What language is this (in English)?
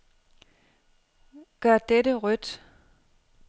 Danish